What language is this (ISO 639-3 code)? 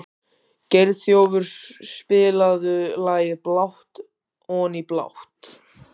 isl